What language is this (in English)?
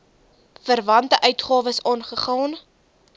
Afrikaans